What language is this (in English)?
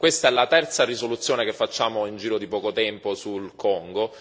Italian